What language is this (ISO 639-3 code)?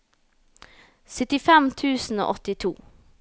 nor